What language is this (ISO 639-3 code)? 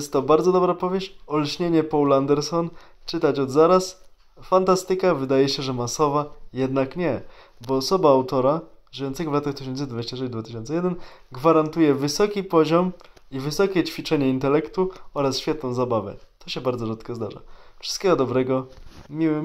pol